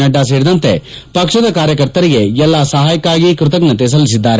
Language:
Kannada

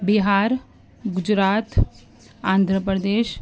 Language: Urdu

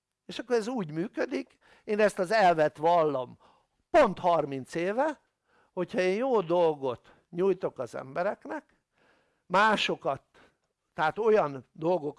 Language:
Hungarian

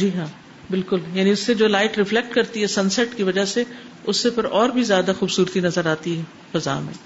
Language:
Urdu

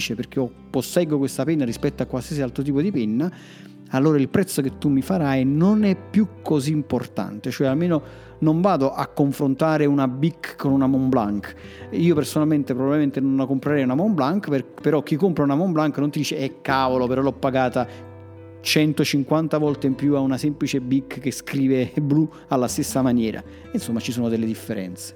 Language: Italian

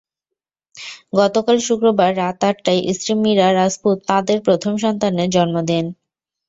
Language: Bangla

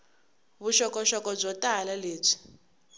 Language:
Tsonga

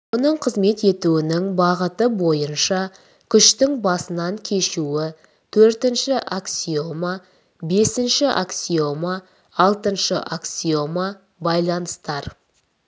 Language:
Kazakh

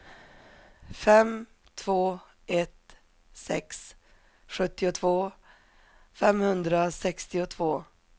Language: Swedish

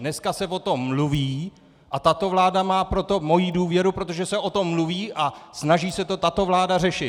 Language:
Czech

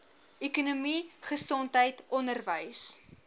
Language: Afrikaans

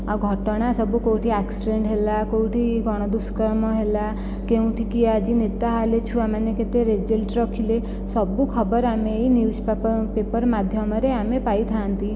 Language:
Odia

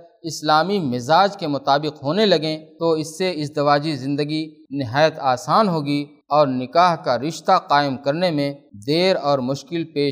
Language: Urdu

